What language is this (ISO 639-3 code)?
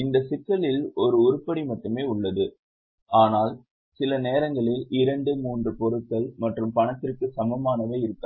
tam